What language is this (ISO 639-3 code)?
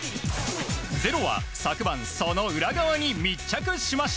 jpn